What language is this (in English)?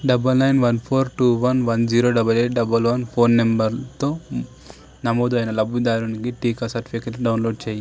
Telugu